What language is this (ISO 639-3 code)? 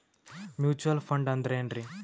kan